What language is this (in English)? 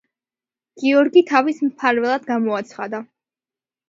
Georgian